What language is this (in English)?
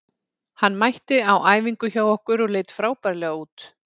Icelandic